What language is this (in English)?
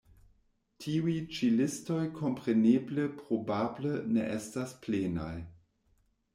Esperanto